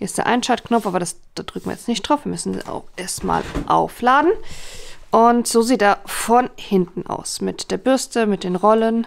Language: German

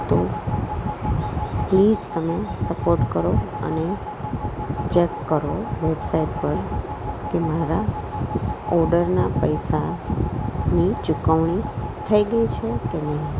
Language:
Gujarati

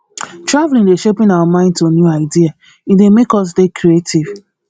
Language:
Nigerian Pidgin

